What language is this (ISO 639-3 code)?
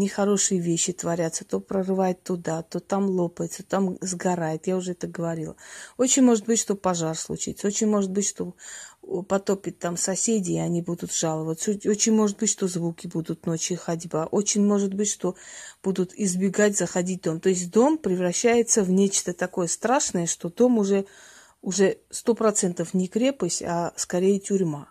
rus